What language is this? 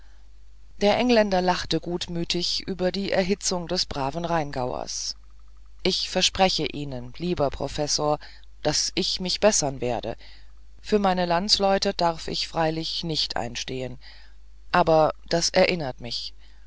German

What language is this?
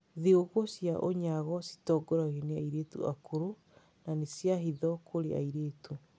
Kikuyu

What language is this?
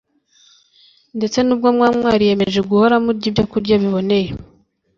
Kinyarwanda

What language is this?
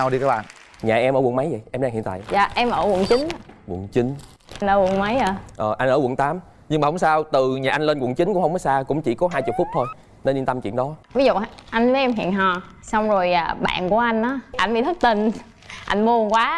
Vietnamese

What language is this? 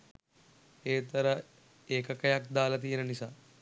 Sinhala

